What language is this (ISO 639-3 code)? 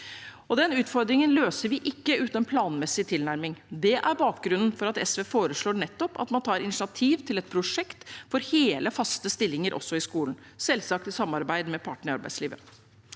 nor